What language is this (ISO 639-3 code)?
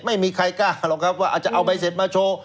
tha